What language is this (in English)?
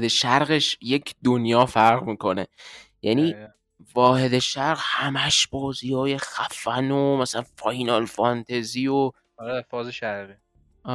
Persian